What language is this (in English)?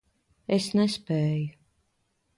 Latvian